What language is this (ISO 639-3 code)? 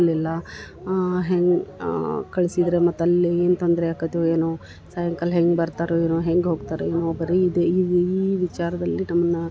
kan